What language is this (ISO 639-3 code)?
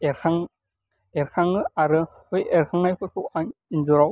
brx